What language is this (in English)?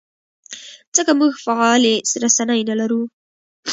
Pashto